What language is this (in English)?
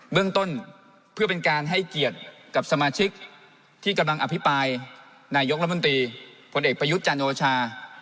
Thai